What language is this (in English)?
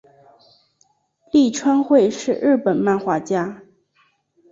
Chinese